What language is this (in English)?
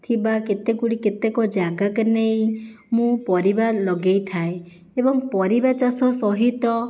Odia